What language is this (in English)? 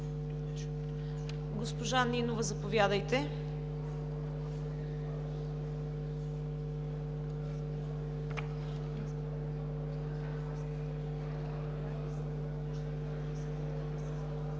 Bulgarian